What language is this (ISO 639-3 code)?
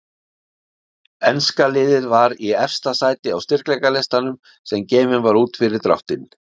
isl